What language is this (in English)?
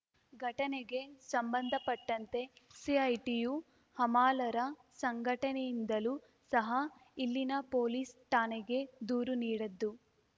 Kannada